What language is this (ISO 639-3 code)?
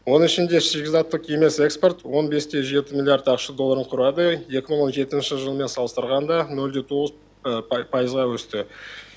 kaz